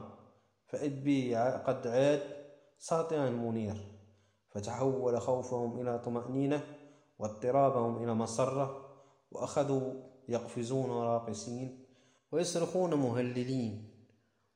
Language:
Arabic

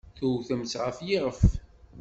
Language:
Kabyle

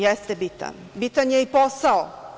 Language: Serbian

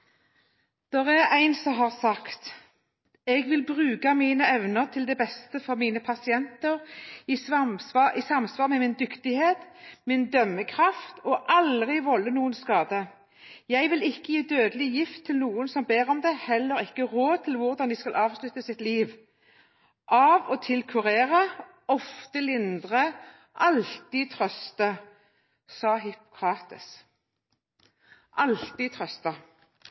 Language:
Norwegian Bokmål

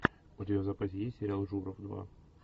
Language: Russian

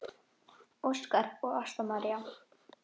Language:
Icelandic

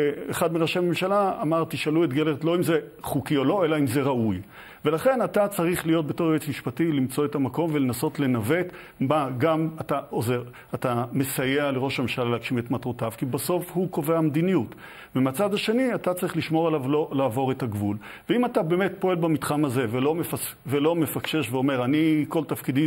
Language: Hebrew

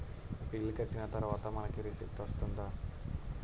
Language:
Telugu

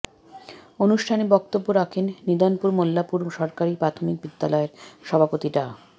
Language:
Bangla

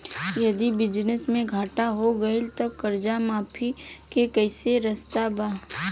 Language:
Bhojpuri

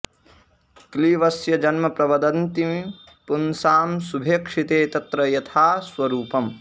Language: Sanskrit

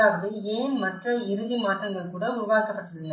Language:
Tamil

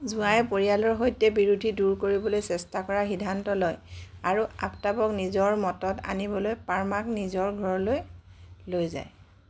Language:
Assamese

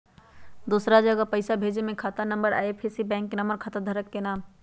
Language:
Magahi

